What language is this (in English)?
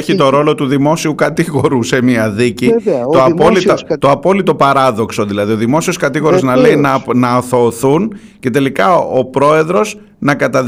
Greek